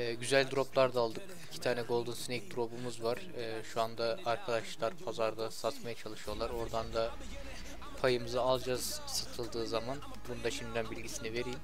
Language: Turkish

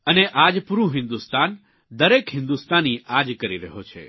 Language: Gujarati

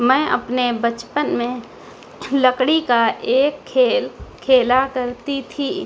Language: Urdu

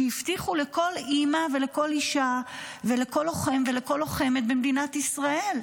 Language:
Hebrew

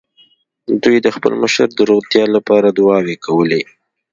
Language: Pashto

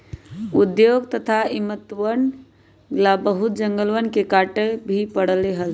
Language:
Magahi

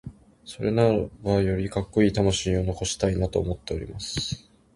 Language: Japanese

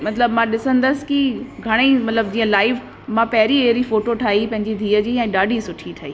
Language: Sindhi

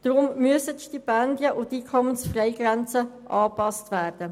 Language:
Swiss German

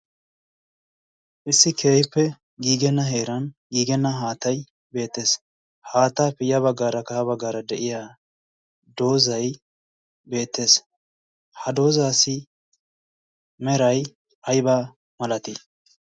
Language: Wolaytta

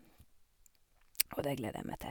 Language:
Norwegian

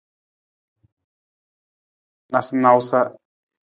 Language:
Nawdm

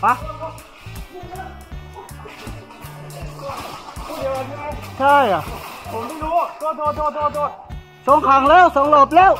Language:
Thai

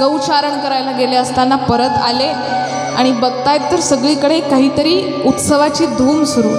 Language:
Hindi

